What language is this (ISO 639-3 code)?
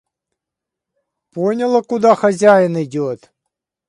rus